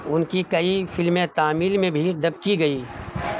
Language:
Urdu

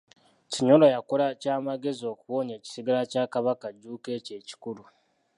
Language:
Ganda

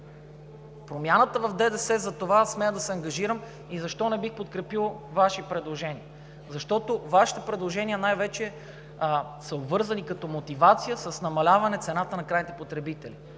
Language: Bulgarian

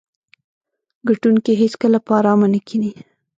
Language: Pashto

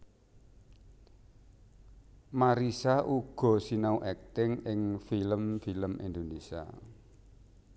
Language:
Javanese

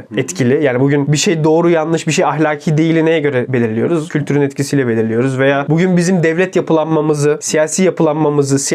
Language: Turkish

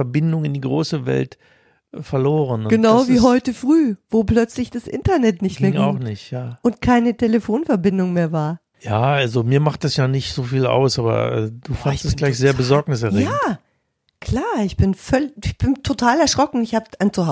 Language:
German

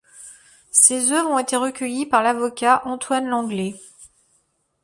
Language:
French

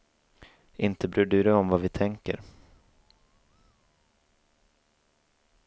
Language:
Swedish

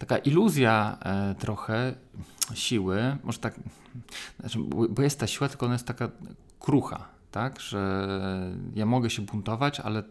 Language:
Polish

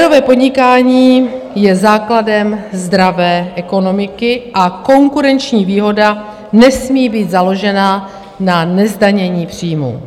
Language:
Czech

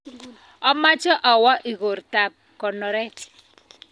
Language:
Kalenjin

